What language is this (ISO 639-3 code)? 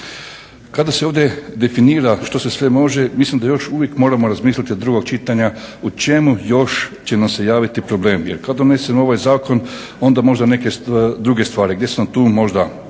hrv